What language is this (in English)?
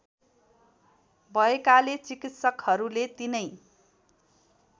Nepali